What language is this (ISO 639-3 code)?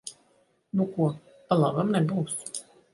lav